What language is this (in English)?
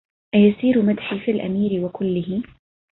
Arabic